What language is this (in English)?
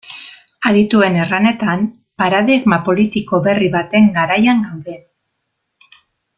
Basque